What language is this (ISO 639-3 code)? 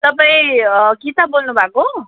nep